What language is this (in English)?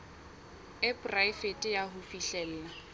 Southern Sotho